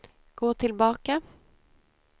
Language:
Swedish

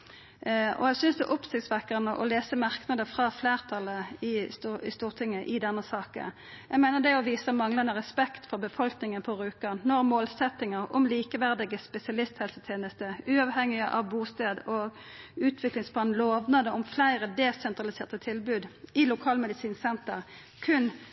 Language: Norwegian Nynorsk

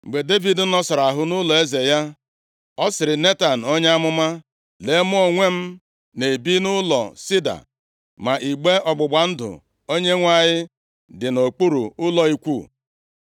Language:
Igbo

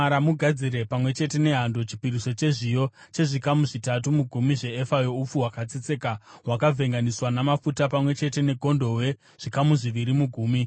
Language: Shona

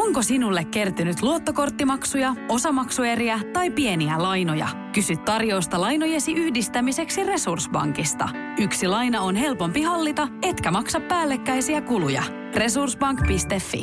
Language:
Finnish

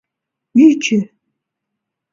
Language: Mari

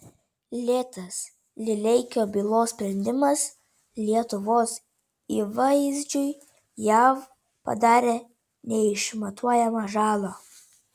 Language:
Lithuanian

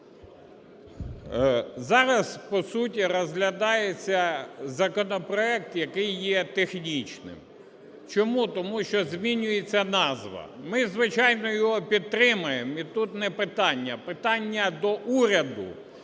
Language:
Ukrainian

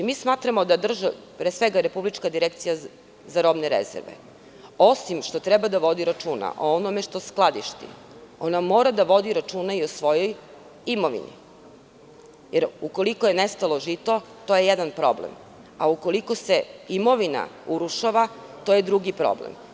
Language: Serbian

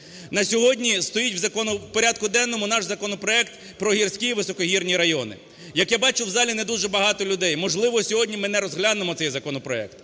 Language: Ukrainian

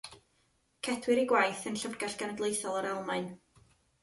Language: Welsh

